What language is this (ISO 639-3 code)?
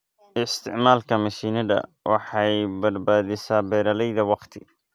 som